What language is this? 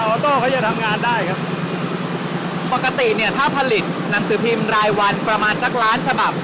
Thai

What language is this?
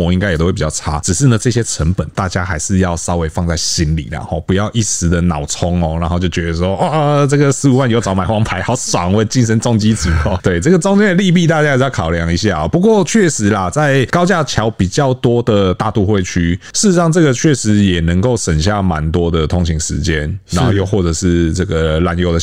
Chinese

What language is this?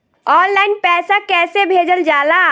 Bhojpuri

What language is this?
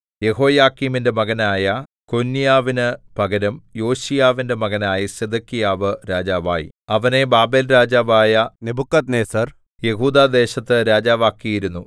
Malayalam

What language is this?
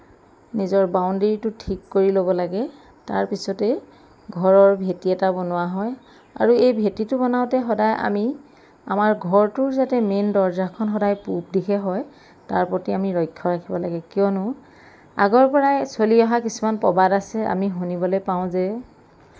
Assamese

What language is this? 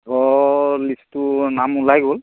Assamese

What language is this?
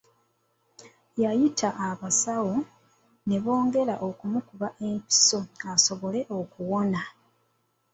Ganda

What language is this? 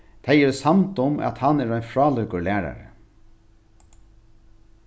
Faroese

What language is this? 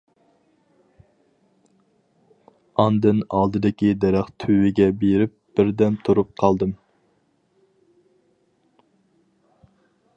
Uyghur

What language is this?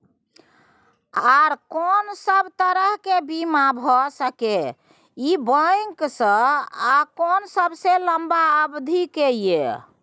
Maithili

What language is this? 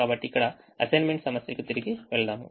Telugu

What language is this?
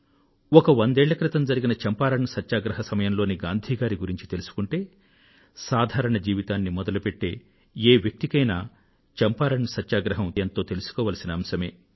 Telugu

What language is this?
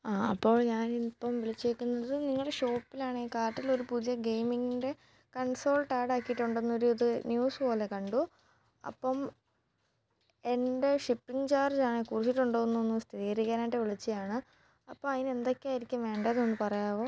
Malayalam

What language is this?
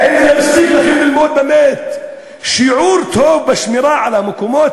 Hebrew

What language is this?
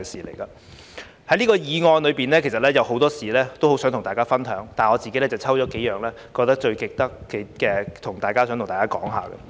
Cantonese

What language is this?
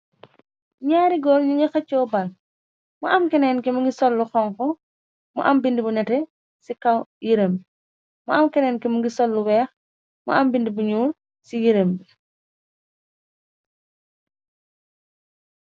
Wolof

